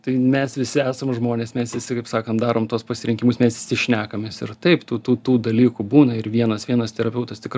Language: Lithuanian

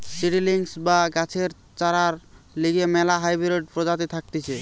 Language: Bangla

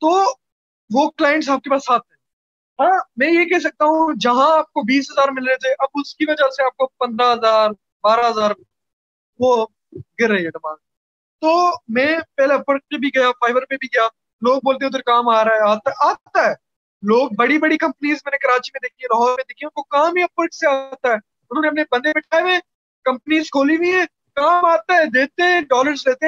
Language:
Urdu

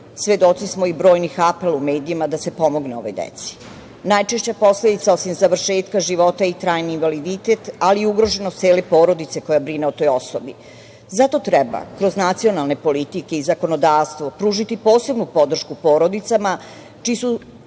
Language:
Serbian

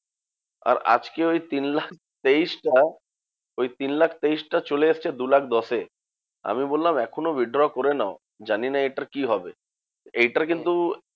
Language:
Bangla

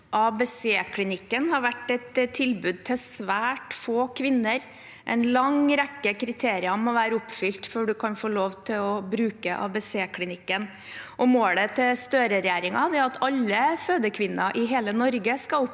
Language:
Norwegian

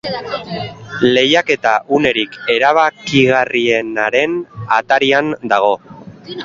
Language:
Basque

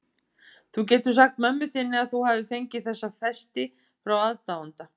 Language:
Icelandic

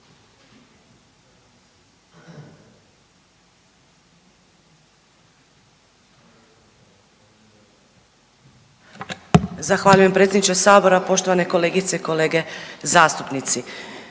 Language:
Croatian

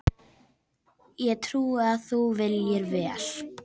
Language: Icelandic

